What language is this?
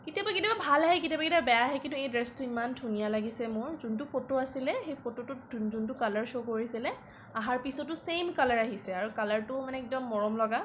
Assamese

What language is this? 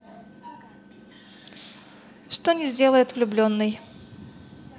Russian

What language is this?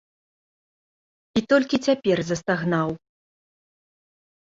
Belarusian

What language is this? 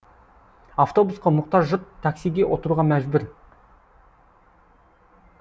Kazakh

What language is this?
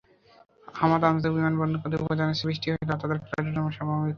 Bangla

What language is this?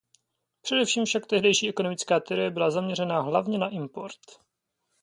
Czech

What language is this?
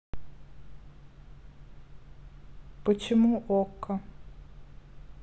Russian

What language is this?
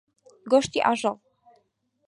Central Kurdish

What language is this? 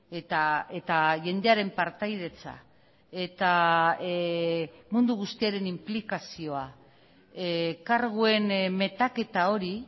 Basque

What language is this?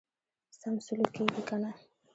Pashto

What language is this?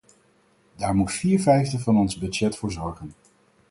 Dutch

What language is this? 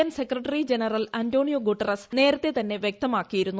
Malayalam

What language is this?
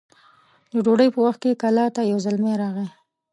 Pashto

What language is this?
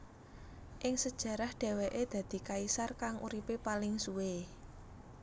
Javanese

